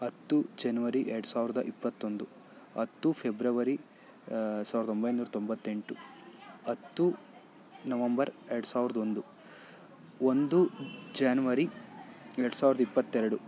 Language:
Kannada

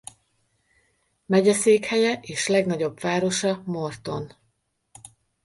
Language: Hungarian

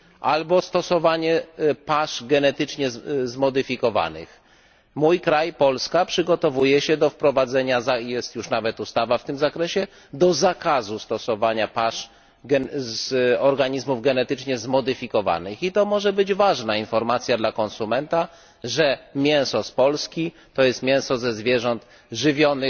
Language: Polish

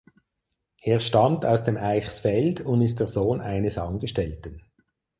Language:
German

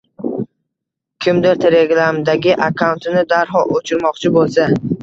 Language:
Uzbek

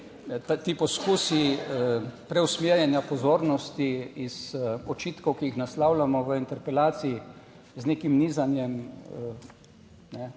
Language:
Slovenian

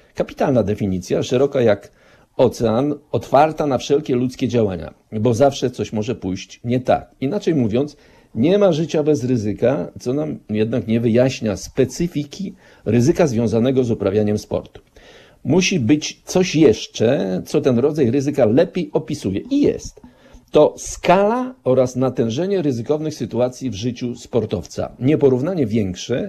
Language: Polish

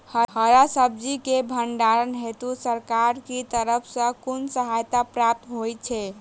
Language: Maithili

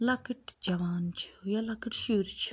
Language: Kashmiri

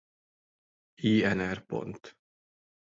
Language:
Hungarian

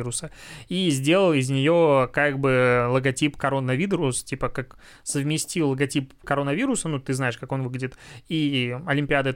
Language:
Russian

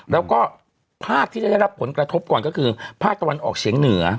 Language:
Thai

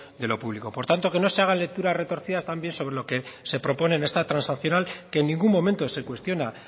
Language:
Spanish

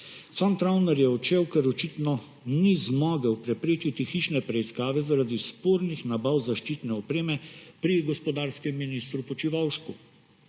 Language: Slovenian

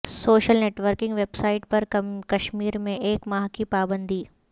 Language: Urdu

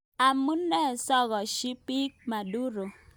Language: Kalenjin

